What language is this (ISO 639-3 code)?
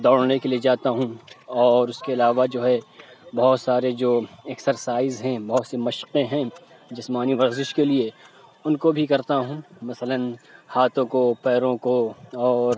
urd